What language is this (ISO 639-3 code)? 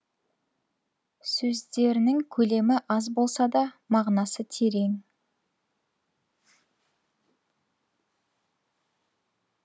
kaz